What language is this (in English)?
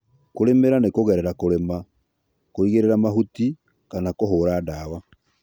Kikuyu